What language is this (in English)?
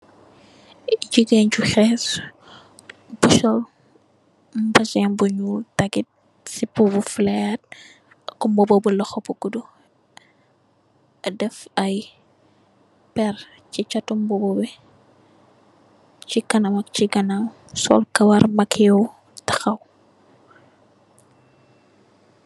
Wolof